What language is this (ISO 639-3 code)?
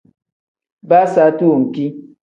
kdh